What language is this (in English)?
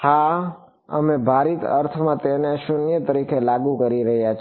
Gujarati